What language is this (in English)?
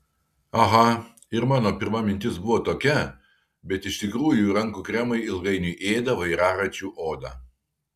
Lithuanian